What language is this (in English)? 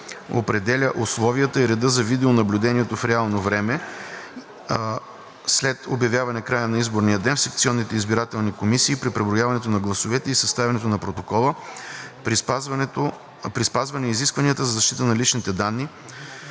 Bulgarian